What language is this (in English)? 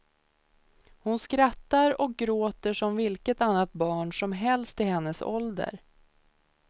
Swedish